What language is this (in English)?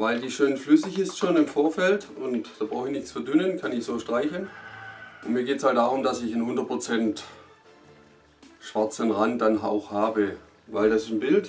German